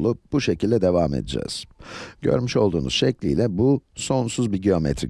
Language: Turkish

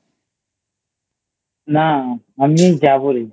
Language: Bangla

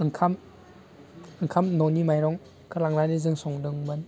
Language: Bodo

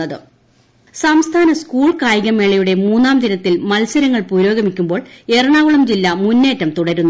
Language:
Malayalam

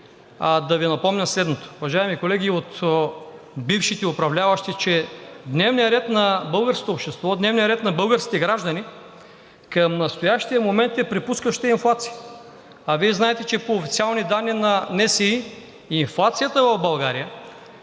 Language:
Bulgarian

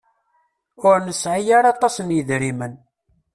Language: Kabyle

